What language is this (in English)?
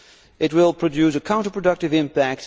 English